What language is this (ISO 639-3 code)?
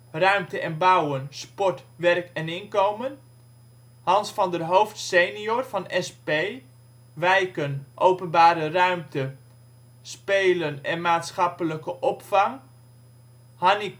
nld